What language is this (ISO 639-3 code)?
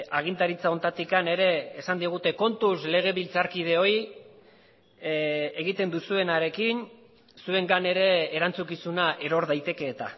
eus